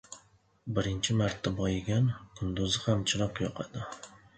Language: Uzbek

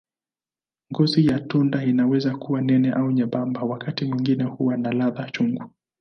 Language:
Swahili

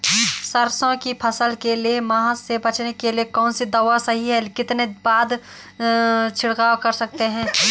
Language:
Hindi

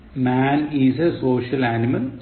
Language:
Malayalam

